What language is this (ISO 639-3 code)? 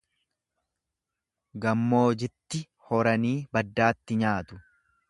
orm